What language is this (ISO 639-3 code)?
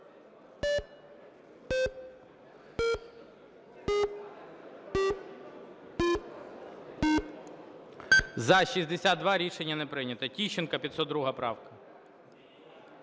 ukr